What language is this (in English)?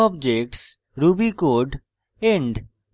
Bangla